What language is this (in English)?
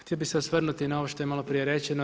Croatian